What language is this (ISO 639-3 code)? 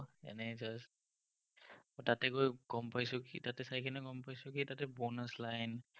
asm